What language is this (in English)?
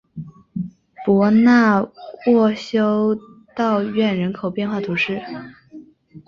Chinese